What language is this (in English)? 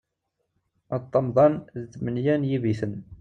Kabyle